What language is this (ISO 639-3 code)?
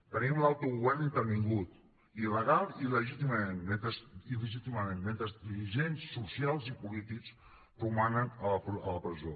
cat